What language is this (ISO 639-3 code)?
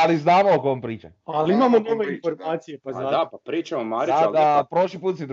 hrv